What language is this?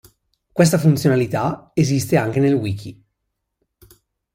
Italian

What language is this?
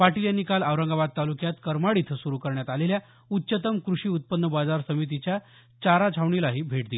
Marathi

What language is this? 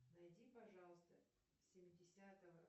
Russian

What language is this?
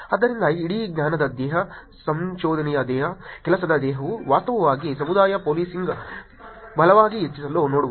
Kannada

